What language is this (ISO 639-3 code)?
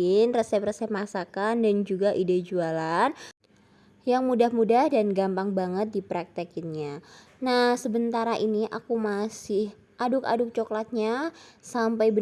ind